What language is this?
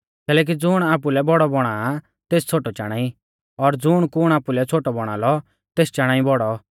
Mahasu Pahari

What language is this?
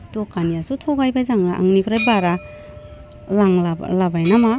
Bodo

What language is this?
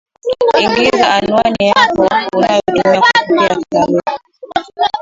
Swahili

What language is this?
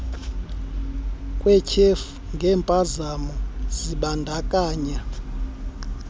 Xhosa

